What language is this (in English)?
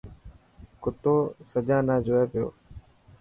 Dhatki